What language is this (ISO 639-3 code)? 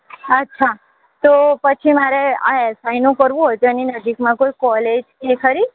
guj